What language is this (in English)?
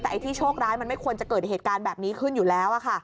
Thai